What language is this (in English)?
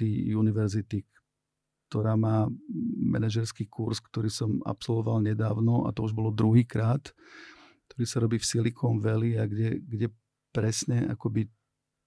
Slovak